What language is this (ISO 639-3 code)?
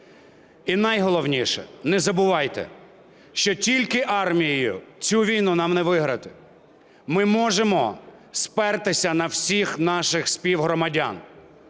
ukr